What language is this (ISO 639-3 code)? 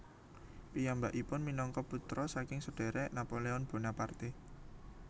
jav